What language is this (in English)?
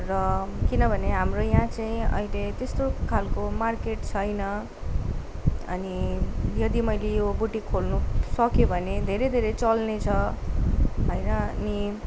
Nepali